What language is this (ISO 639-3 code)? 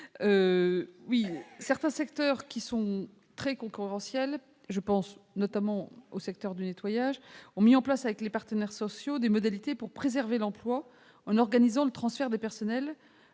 fra